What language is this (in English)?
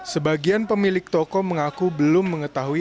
Indonesian